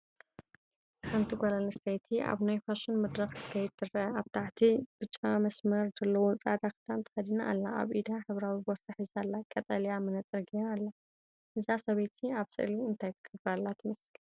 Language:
Tigrinya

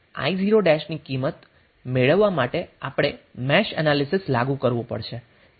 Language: Gujarati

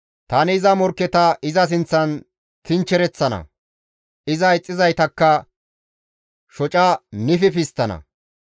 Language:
Gamo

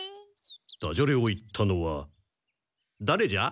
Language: Japanese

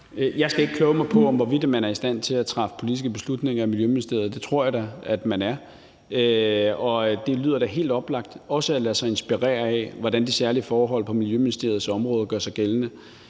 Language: Danish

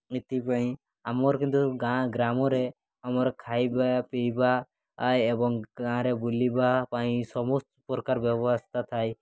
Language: Odia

